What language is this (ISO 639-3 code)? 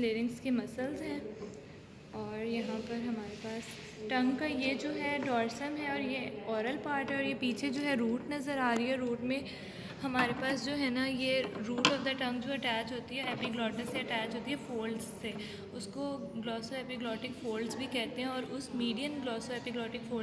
hin